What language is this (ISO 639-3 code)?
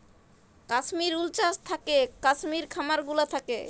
ben